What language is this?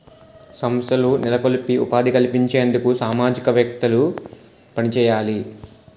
Telugu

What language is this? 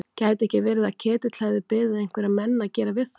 Icelandic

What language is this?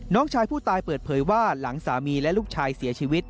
Thai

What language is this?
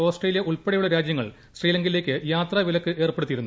Malayalam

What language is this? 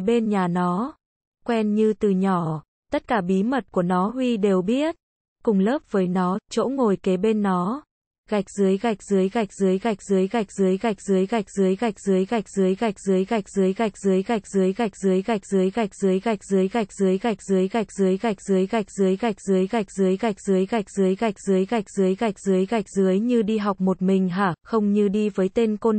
Vietnamese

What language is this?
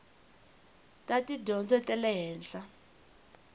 Tsonga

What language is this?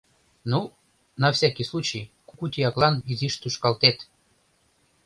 Mari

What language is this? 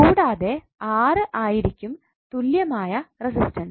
Malayalam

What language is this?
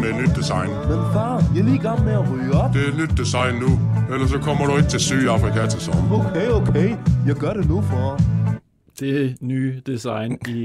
Danish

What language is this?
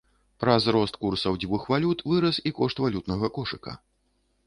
Belarusian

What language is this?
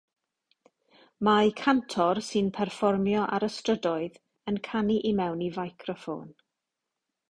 Welsh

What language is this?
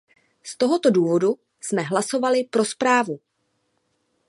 Czech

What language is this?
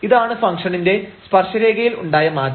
Malayalam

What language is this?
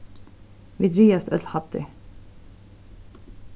Faroese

